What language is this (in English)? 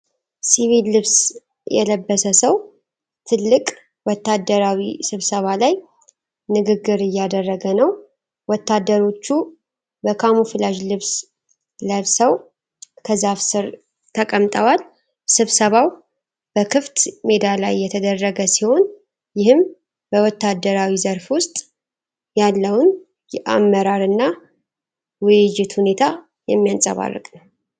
Amharic